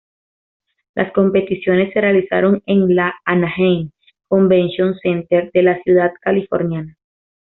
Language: Spanish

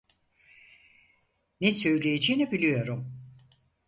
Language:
Turkish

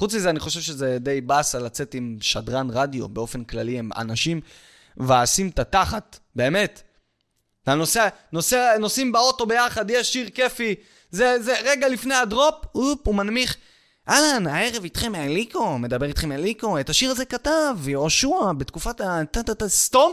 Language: Hebrew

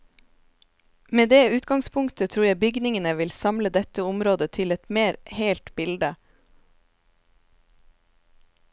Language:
Norwegian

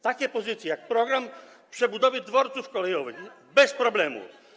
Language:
Polish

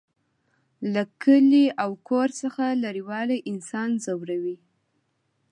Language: Pashto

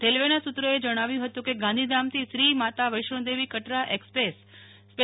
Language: Gujarati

